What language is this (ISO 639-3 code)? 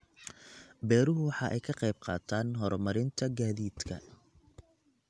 som